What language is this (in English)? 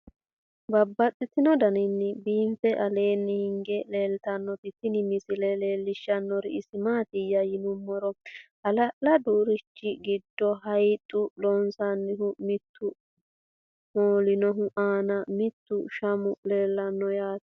Sidamo